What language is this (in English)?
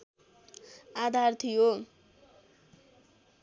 Nepali